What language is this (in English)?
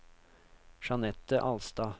Norwegian